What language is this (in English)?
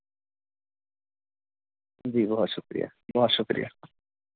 Urdu